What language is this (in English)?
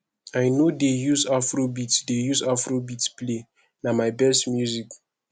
Nigerian Pidgin